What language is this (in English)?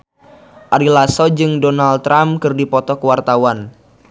Sundanese